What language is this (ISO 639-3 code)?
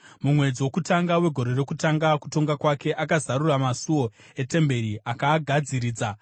sna